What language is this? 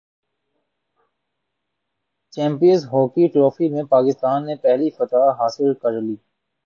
Urdu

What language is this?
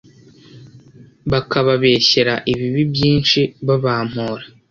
Kinyarwanda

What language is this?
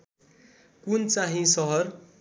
Nepali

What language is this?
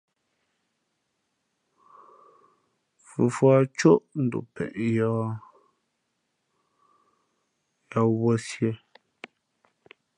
Fe'fe'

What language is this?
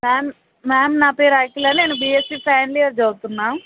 Telugu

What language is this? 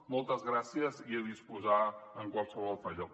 Catalan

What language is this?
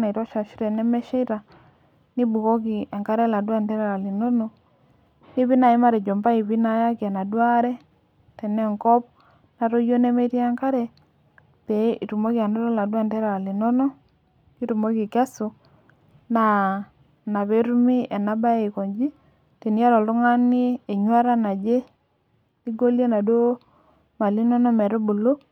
Masai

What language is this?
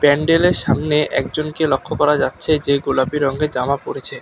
Bangla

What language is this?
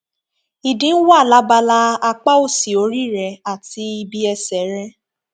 Yoruba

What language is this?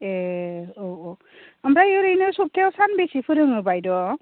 Bodo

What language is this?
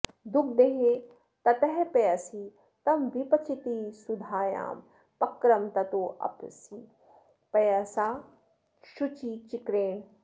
Sanskrit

